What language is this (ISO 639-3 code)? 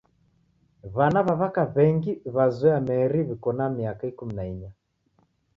dav